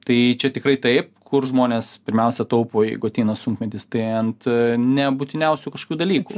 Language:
Lithuanian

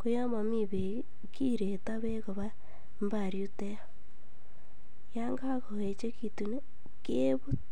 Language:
Kalenjin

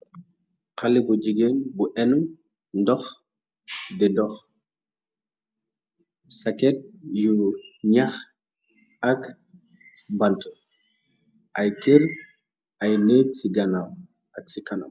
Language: Wolof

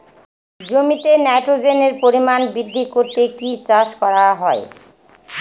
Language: Bangla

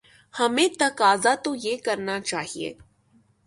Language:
Urdu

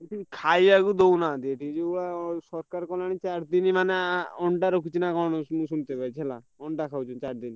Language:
Odia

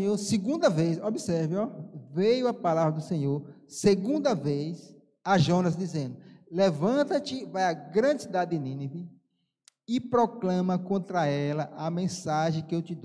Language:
Portuguese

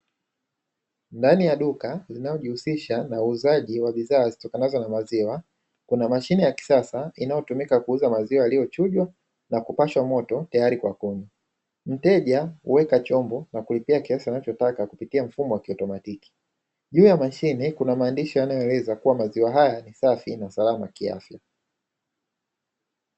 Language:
Swahili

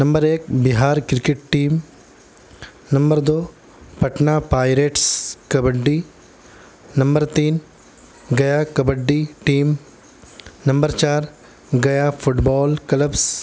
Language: Urdu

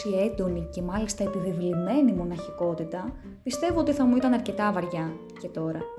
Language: Greek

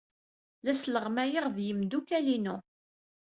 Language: Kabyle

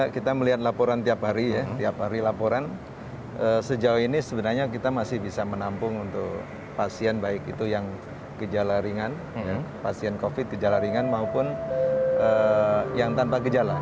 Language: Indonesian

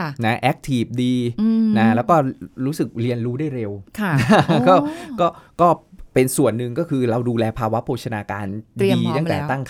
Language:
Thai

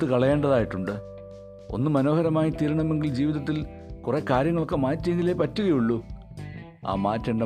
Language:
Malayalam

